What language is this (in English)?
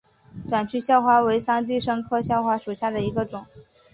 Chinese